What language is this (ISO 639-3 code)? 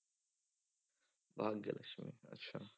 pan